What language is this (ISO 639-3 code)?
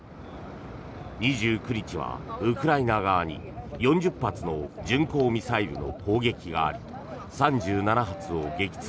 jpn